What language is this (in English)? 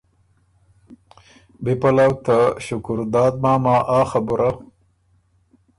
Ormuri